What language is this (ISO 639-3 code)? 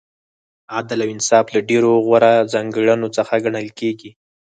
pus